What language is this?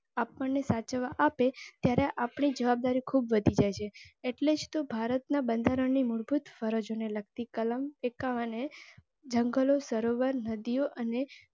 Gujarati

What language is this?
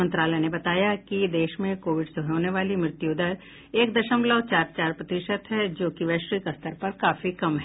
Hindi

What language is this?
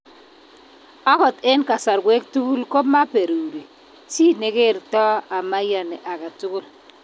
Kalenjin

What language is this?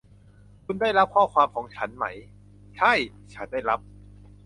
Thai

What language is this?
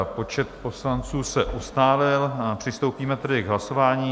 Czech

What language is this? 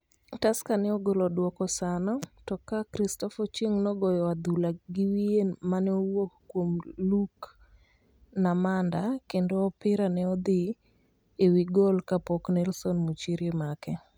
Luo (Kenya and Tanzania)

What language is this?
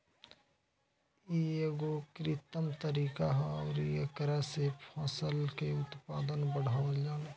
Bhojpuri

